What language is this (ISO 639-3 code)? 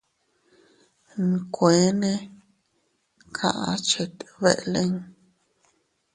cut